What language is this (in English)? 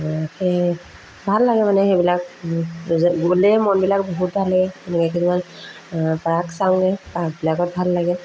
Assamese